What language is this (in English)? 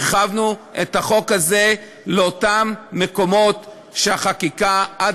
Hebrew